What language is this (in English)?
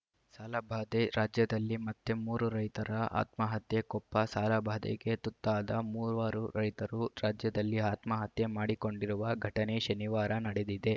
Kannada